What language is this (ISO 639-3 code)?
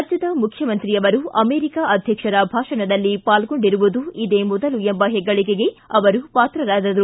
kan